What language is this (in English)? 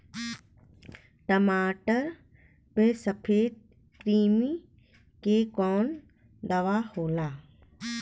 Bhojpuri